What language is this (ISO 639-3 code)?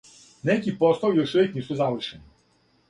srp